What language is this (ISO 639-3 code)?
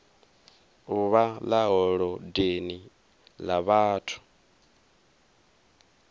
ven